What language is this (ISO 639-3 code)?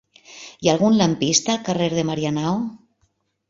cat